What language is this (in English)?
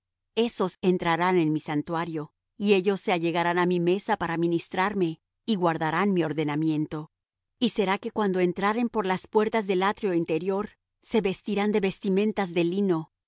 Spanish